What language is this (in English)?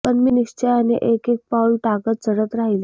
Marathi